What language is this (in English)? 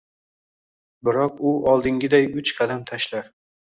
Uzbek